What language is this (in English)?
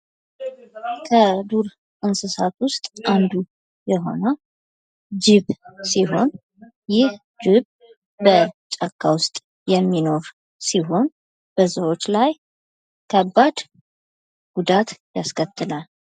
Amharic